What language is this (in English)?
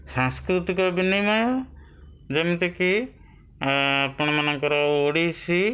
Odia